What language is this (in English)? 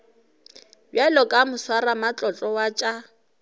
Northern Sotho